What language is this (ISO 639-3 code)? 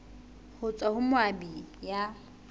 sot